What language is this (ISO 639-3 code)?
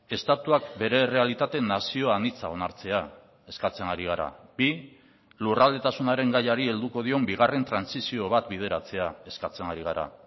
eus